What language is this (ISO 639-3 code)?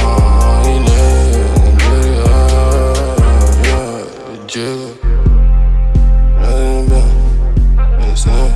eng